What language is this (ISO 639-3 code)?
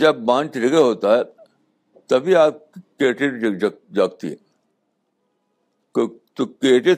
urd